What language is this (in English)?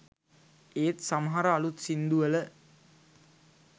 Sinhala